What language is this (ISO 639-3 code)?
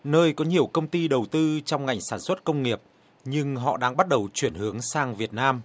vie